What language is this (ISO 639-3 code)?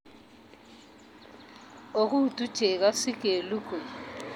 kln